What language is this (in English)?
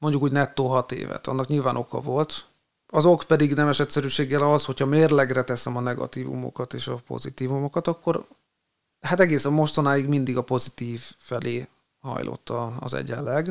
Hungarian